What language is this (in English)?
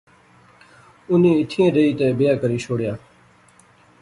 Pahari-Potwari